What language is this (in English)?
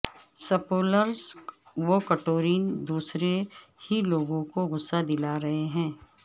Urdu